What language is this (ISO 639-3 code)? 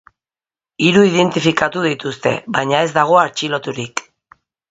eus